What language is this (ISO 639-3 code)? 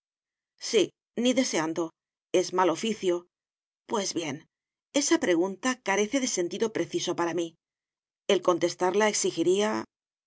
spa